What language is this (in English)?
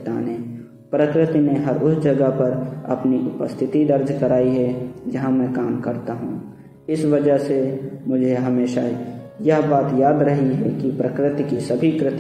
Hindi